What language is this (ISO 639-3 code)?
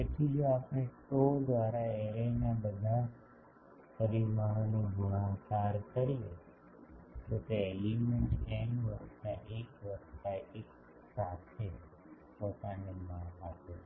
guj